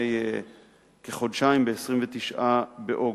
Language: Hebrew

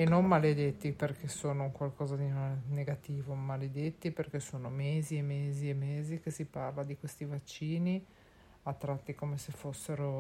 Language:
Italian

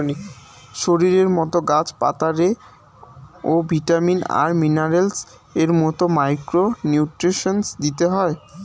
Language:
Bangla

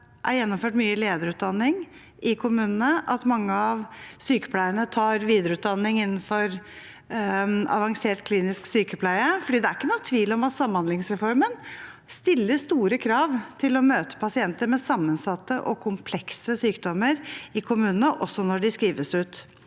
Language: Norwegian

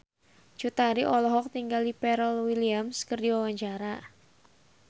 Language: Sundanese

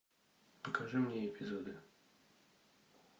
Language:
Russian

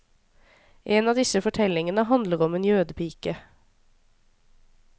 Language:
Norwegian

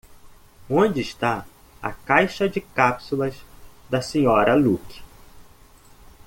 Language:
Portuguese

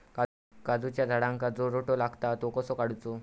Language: Marathi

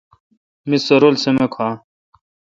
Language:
Kalkoti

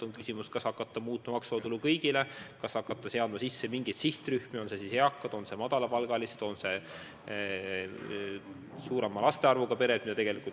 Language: Estonian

